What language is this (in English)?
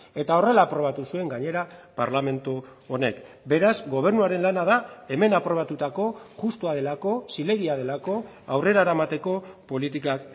Basque